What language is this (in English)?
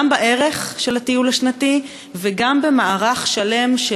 Hebrew